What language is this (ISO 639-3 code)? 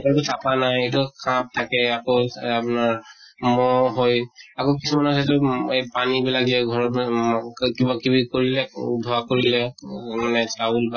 asm